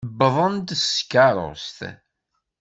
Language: Kabyle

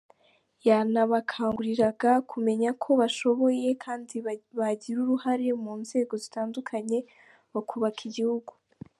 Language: Kinyarwanda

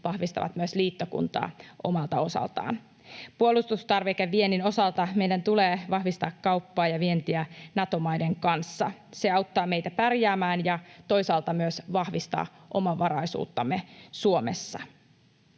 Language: Finnish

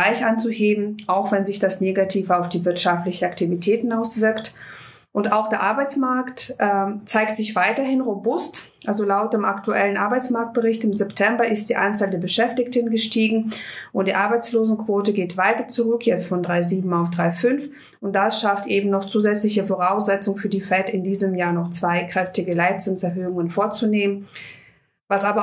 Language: German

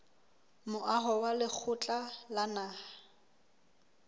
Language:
Southern Sotho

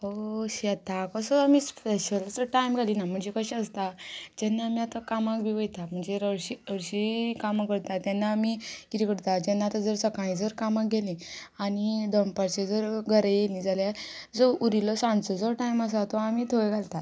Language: Konkani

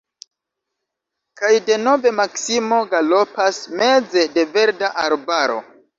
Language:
Esperanto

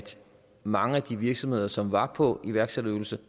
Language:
Danish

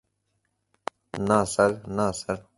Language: Bangla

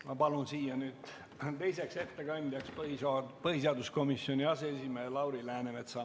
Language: Estonian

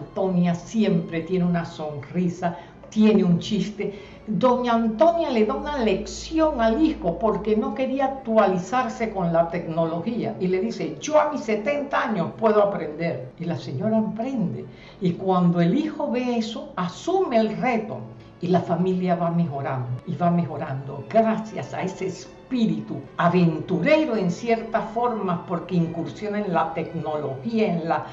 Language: Spanish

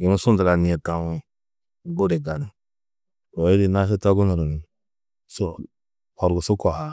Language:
Tedaga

